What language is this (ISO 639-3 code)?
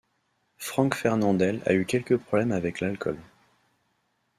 fra